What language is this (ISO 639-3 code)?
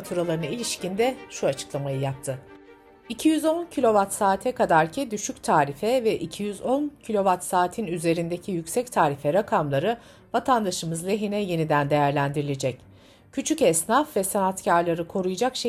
tur